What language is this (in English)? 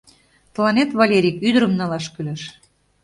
Mari